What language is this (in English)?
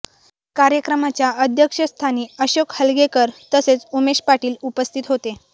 Marathi